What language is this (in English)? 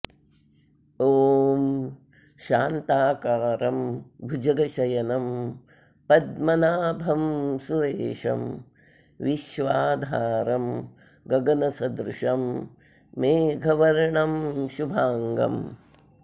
Sanskrit